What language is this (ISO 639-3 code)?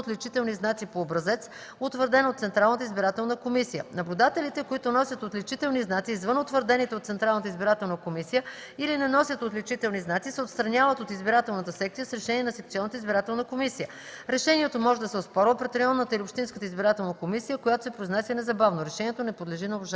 bul